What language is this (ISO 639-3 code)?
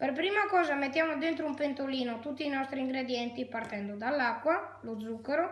ita